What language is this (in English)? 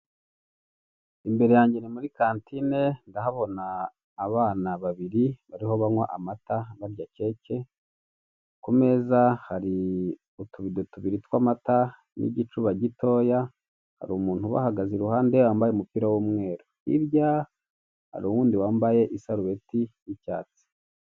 Kinyarwanda